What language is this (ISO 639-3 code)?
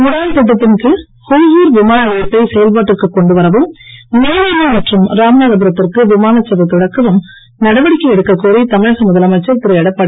tam